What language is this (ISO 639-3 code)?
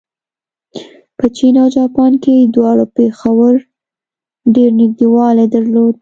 pus